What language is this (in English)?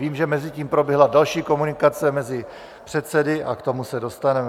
Czech